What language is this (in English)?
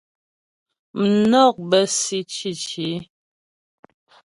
Ghomala